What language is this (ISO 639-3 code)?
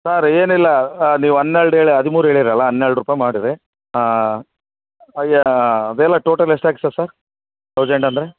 kan